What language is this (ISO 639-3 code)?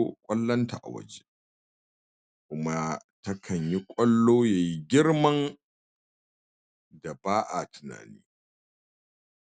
hau